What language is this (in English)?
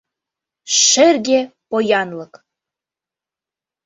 Mari